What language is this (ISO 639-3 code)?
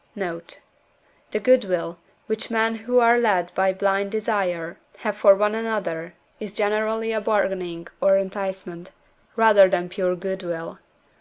eng